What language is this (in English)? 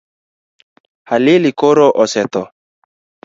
Luo (Kenya and Tanzania)